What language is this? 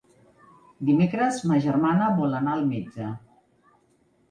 Catalan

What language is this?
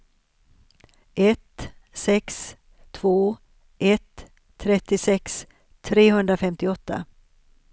Swedish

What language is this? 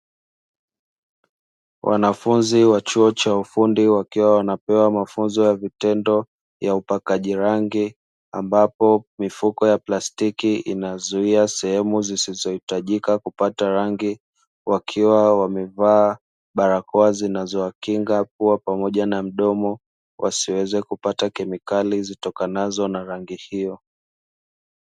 Swahili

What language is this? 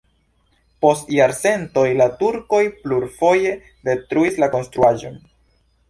Esperanto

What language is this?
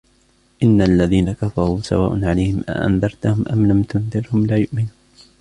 Arabic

